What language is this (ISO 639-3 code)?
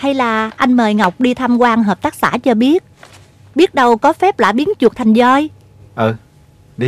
vie